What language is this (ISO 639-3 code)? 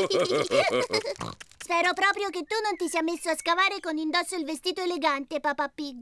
ita